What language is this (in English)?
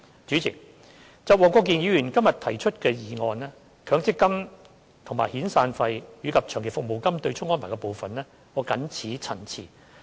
Cantonese